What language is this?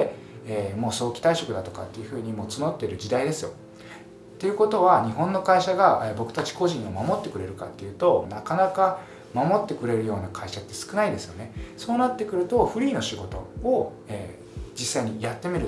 Japanese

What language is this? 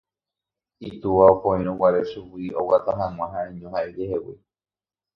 Guarani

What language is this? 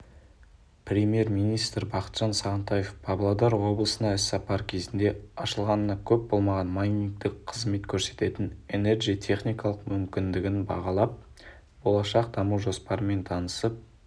Kazakh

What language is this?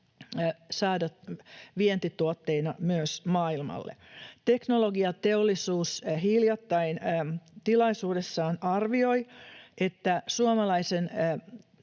Finnish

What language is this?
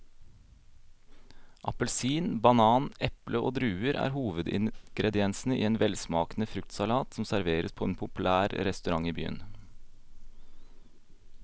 Norwegian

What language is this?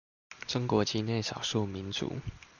Chinese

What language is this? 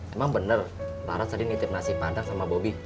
Indonesian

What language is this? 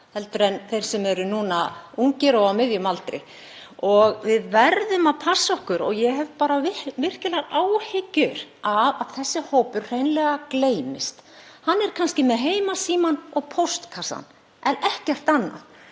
Icelandic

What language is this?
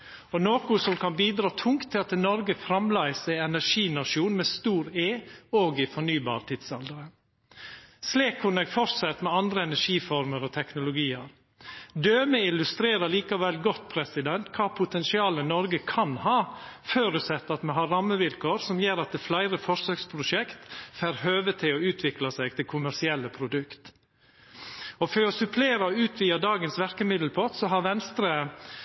Norwegian Nynorsk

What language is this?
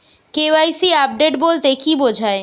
Bangla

